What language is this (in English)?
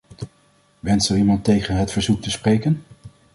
Dutch